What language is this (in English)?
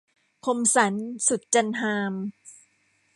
Thai